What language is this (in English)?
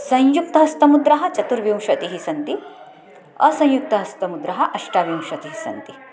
Sanskrit